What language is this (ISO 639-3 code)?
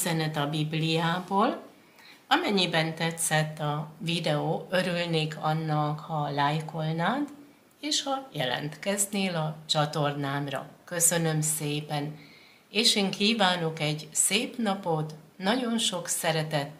hun